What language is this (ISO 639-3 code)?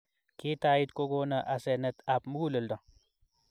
kln